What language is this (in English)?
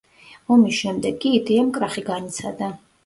Georgian